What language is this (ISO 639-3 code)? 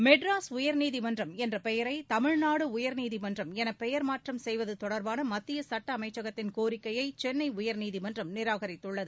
tam